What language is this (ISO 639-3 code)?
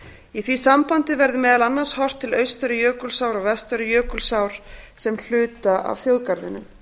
isl